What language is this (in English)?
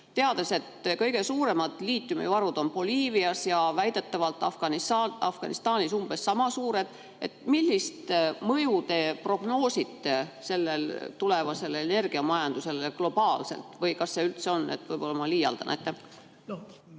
Estonian